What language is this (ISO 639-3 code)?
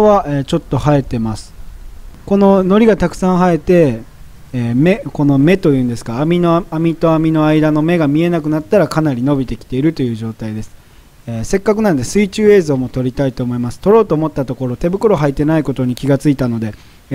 jpn